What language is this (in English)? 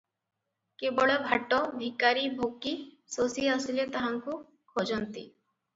Odia